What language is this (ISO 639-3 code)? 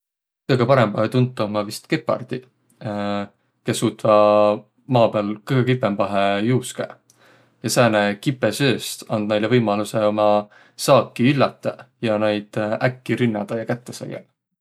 vro